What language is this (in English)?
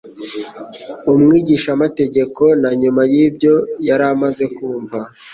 Kinyarwanda